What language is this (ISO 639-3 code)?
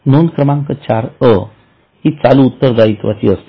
mar